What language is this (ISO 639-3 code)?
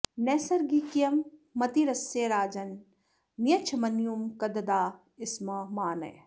san